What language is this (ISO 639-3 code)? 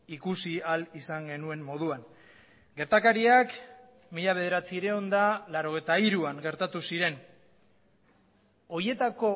eus